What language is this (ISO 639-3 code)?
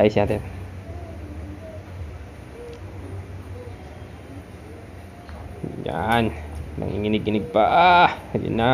fil